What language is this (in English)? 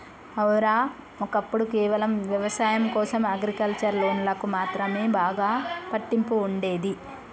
Telugu